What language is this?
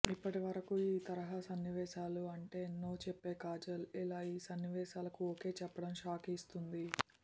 Telugu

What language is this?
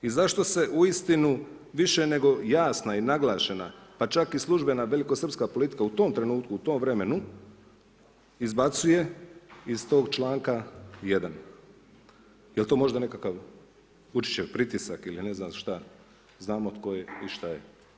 Croatian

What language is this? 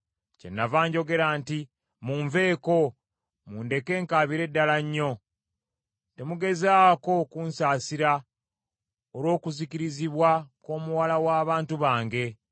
Ganda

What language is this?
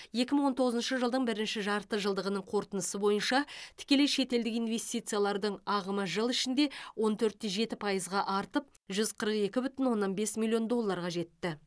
Kazakh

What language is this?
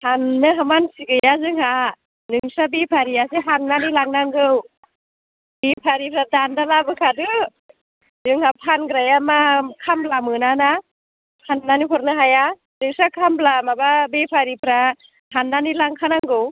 Bodo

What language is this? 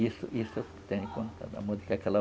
Portuguese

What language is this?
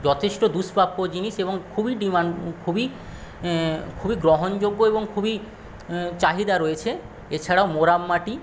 Bangla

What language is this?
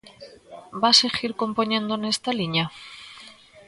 Galician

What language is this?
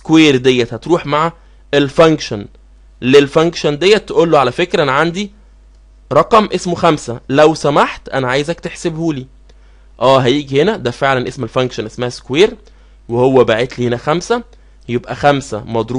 Arabic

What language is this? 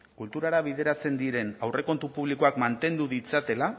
Basque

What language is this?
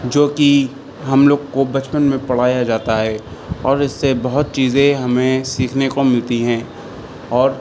Urdu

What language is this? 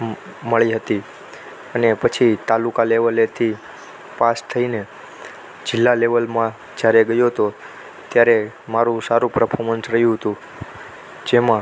Gujarati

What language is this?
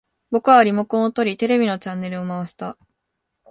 Japanese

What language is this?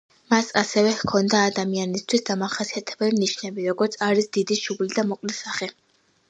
Georgian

